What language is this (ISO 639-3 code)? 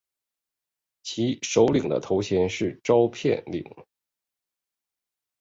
zho